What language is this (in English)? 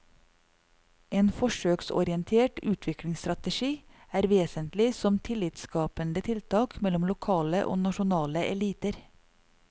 Norwegian